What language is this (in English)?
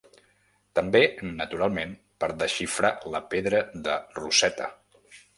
Catalan